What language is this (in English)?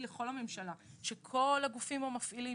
Hebrew